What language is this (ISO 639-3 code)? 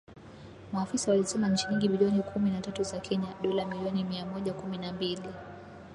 swa